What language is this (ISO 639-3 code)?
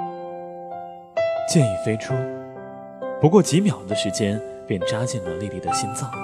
zho